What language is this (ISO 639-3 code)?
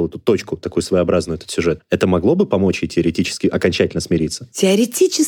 rus